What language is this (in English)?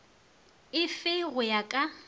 Northern Sotho